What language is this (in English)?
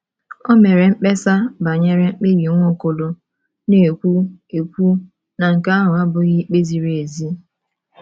Igbo